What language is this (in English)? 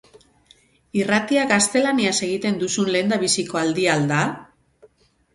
Basque